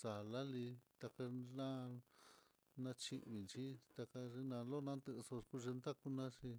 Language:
Mitlatongo Mixtec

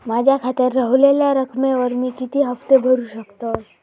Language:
Marathi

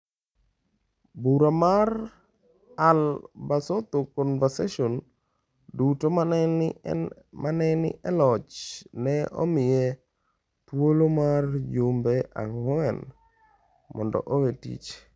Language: Luo (Kenya and Tanzania)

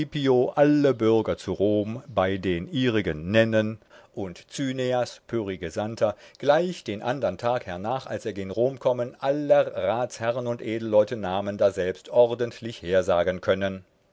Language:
German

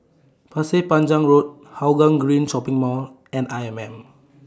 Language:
English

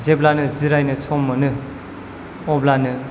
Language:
Bodo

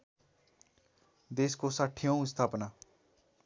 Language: Nepali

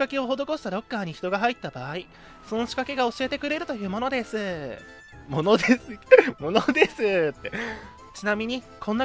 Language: Japanese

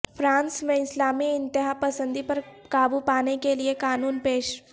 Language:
Urdu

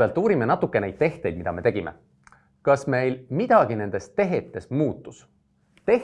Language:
Estonian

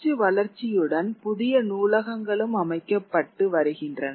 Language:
Tamil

